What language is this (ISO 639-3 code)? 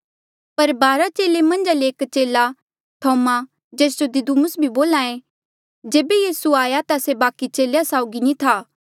mjl